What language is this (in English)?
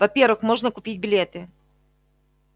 Russian